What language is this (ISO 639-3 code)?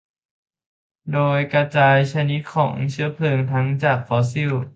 tha